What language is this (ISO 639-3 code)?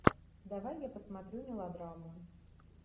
rus